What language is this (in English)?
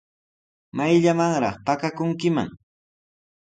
Sihuas Ancash Quechua